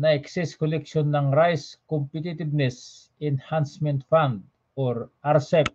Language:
Filipino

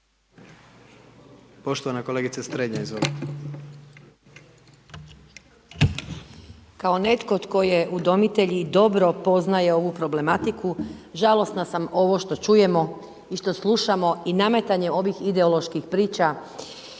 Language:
Croatian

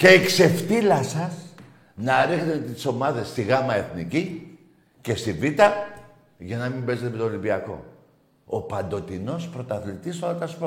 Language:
Greek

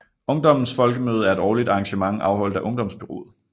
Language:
Danish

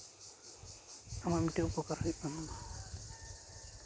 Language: Santali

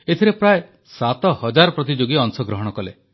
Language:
Odia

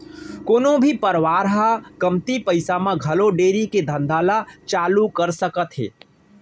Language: Chhattisgarhi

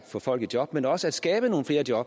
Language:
Danish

